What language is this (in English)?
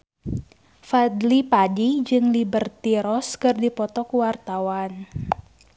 Sundanese